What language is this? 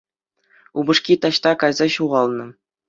Chuvash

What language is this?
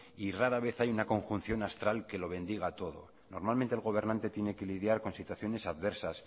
Spanish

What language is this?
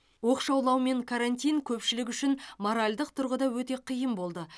Kazakh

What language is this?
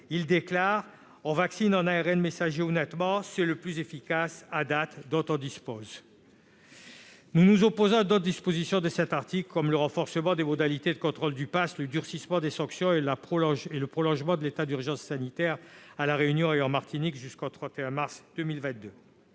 French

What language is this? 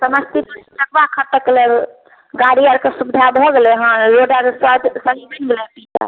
Maithili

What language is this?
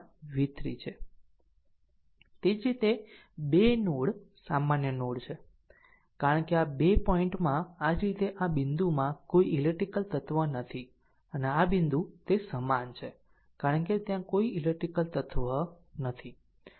Gujarati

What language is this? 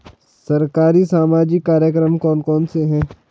Hindi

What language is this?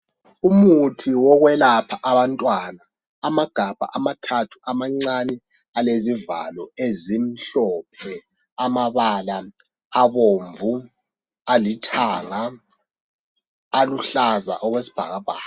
North Ndebele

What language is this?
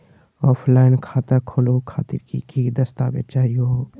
Magahi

